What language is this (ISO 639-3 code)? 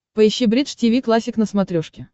rus